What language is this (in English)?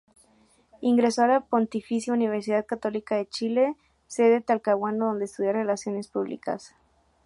Spanish